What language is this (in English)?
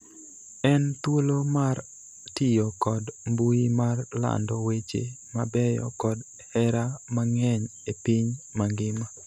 Luo (Kenya and Tanzania)